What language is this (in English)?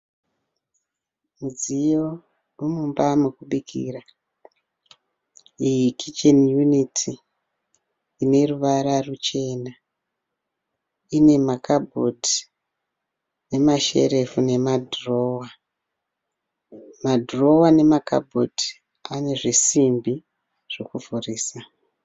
Shona